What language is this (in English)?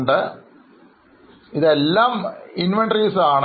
Malayalam